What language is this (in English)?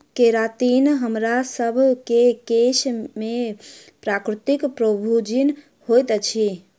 Maithili